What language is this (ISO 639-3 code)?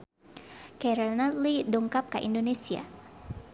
sun